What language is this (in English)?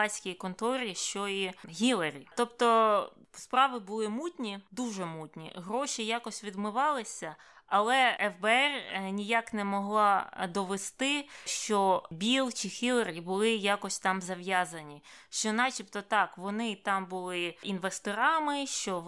Ukrainian